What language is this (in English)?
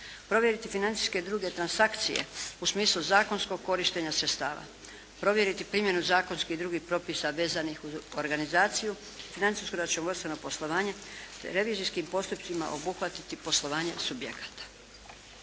Croatian